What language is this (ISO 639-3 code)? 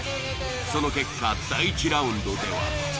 jpn